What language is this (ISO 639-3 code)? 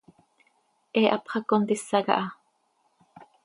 sei